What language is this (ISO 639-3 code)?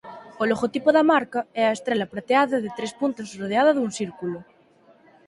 glg